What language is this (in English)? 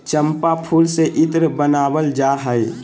Magahi